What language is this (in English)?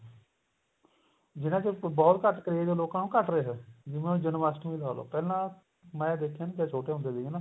Punjabi